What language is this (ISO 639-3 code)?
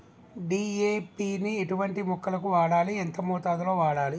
tel